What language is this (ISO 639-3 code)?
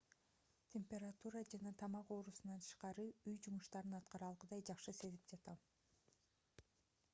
kir